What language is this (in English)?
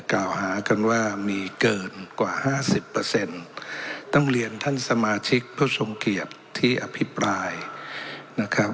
Thai